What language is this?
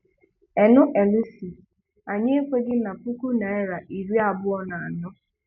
Igbo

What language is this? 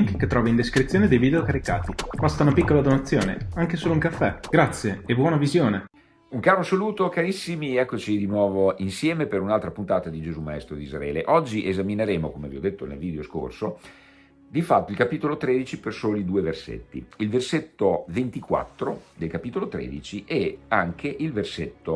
Italian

